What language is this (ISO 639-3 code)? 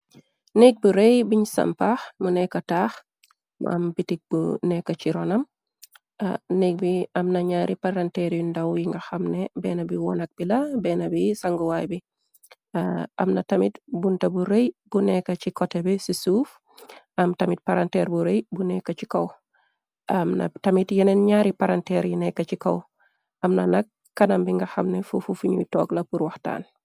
wol